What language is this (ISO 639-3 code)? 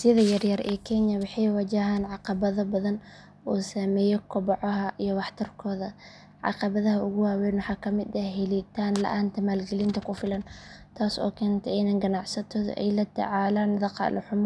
som